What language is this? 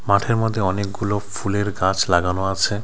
Bangla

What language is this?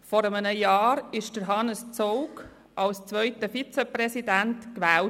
Swiss German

